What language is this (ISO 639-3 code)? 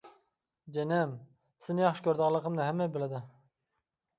uig